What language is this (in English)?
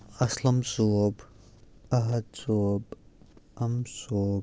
Kashmiri